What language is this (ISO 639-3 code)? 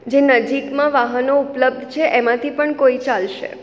guj